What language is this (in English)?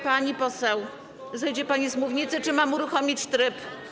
Polish